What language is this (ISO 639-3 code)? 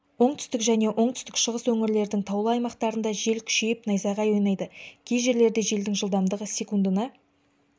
kaz